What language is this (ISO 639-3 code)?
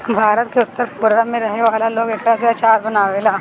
bho